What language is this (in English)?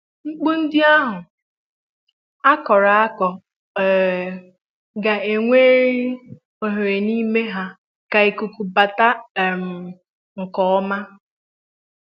Igbo